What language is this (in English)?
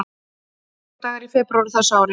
Icelandic